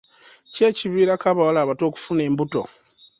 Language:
Ganda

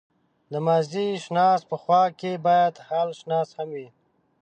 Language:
Pashto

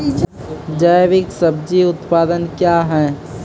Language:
Maithili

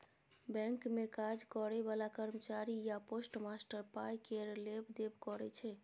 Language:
Maithili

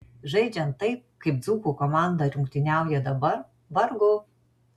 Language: Lithuanian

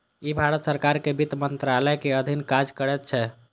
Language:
Maithili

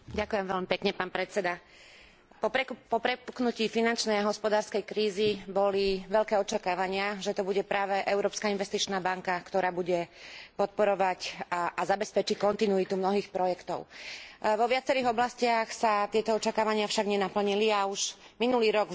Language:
Slovak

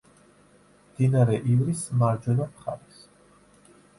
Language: Georgian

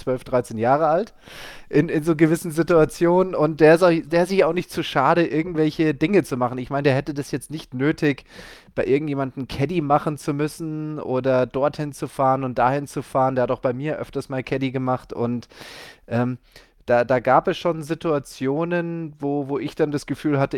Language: German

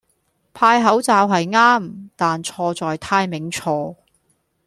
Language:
Cantonese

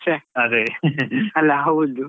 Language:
Kannada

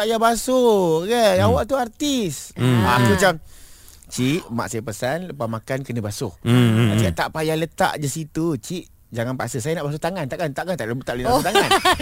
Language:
Malay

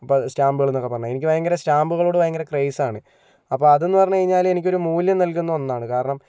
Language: Malayalam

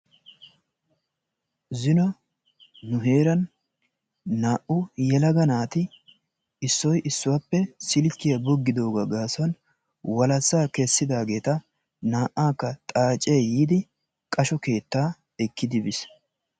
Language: Wolaytta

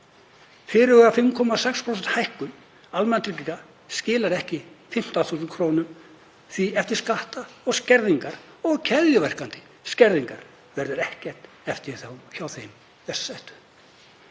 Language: Icelandic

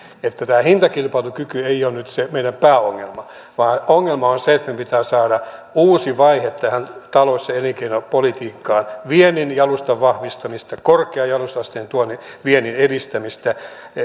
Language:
Finnish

